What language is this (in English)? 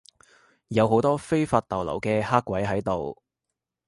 Cantonese